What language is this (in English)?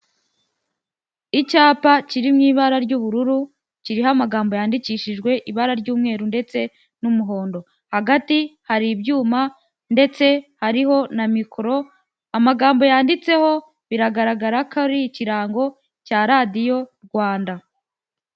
Kinyarwanda